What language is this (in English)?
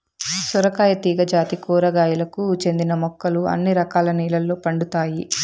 Telugu